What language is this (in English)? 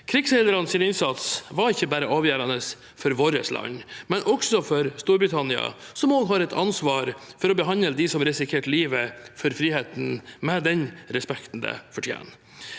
Norwegian